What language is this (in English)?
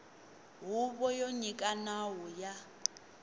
Tsonga